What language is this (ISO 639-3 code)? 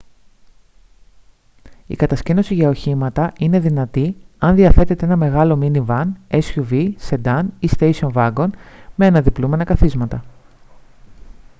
ell